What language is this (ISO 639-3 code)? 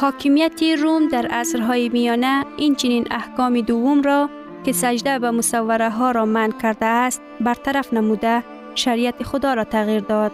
fas